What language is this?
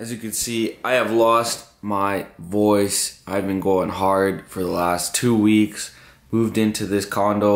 English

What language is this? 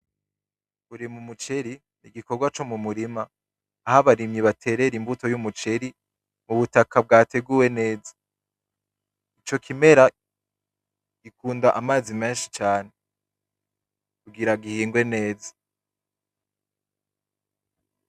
Rundi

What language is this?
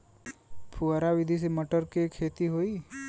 Bhojpuri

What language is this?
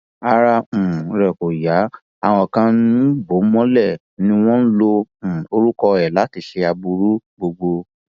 Yoruba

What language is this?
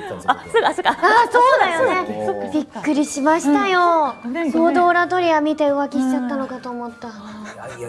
Japanese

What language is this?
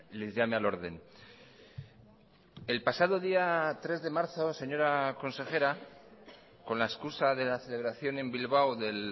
Spanish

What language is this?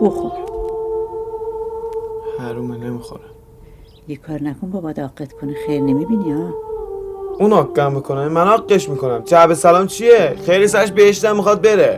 Persian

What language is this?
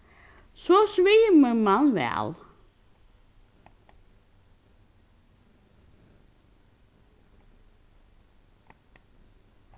Faroese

